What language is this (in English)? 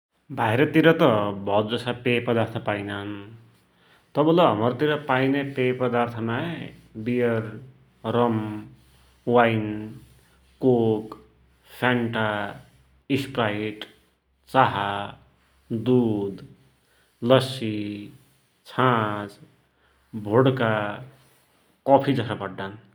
Dotyali